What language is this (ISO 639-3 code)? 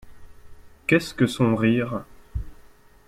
fra